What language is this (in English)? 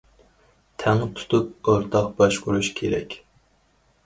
Uyghur